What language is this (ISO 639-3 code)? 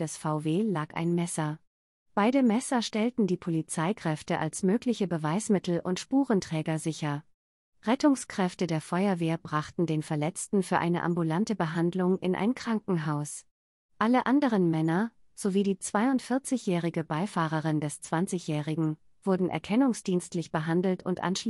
deu